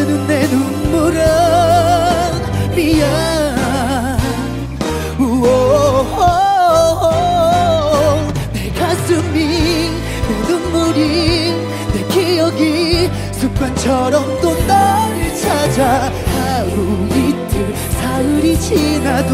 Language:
Korean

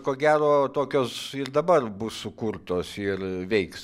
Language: Lithuanian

